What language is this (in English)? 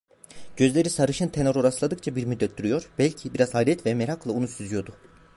Turkish